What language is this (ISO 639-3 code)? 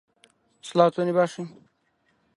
ckb